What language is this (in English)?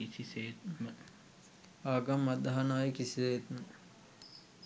Sinhala